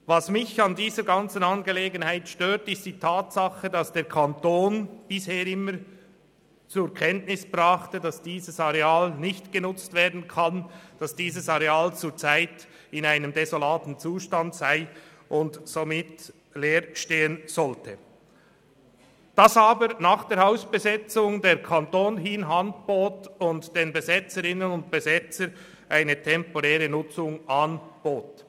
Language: Swiss German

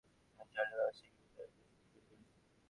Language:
Bangla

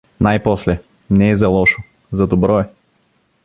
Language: Bulgarian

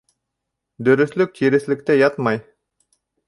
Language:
Bashkir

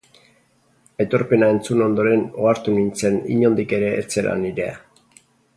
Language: Basque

